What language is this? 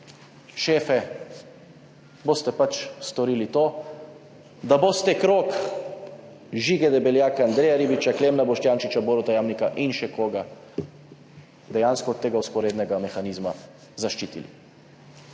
Slovenian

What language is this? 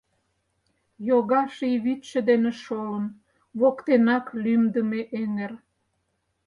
Mari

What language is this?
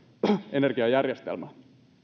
Finnish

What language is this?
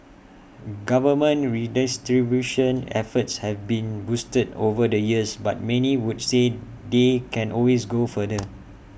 English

